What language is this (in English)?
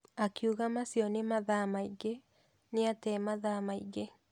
Kikuyu